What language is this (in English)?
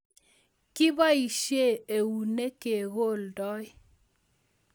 Kalenjin